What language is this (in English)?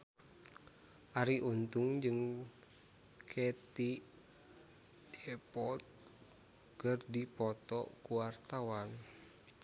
Sundanese